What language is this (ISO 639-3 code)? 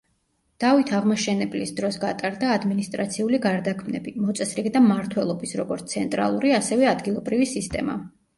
kat